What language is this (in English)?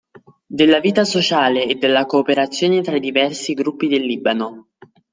Italian